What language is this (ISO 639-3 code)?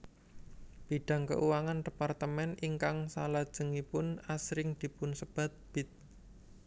jav